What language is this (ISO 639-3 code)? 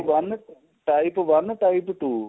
pan